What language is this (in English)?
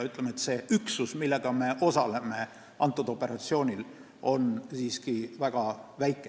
Estonian